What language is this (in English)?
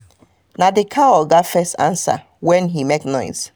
Nigerian Pidgin